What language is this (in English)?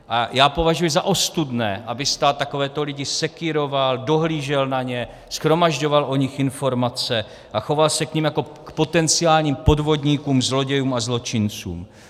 Czech